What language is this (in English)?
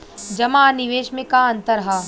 Bhojpuri